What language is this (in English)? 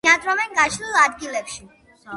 Georgian